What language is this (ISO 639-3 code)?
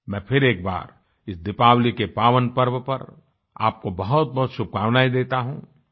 hin